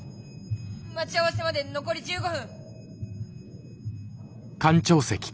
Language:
Japanese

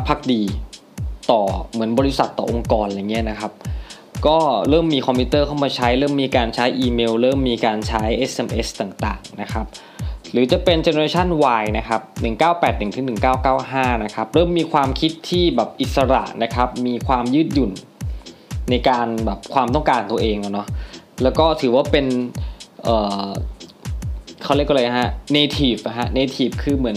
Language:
Thai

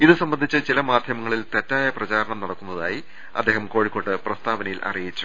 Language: Malayalam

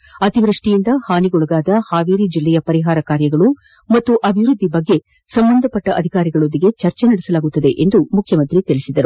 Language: Kannada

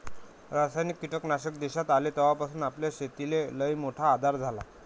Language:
Marathi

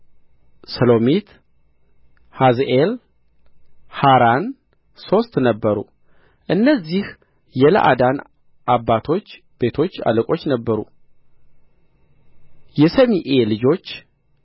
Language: Amharic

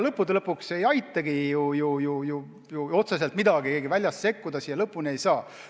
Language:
Estonian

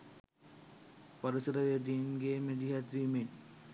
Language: Sinhala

